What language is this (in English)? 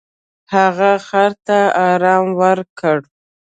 Pashto